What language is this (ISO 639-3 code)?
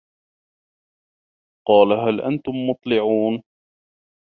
ara